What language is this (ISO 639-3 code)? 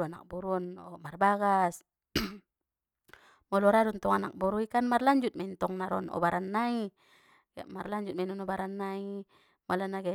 btm